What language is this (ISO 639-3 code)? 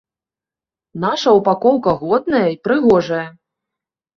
bel